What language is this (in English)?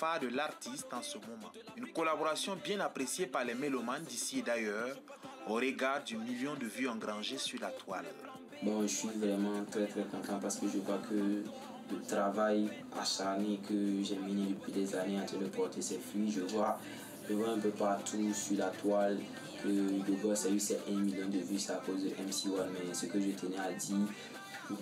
French